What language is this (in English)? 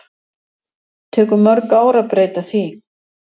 Icelandic